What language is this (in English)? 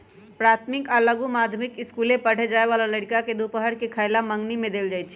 Magahi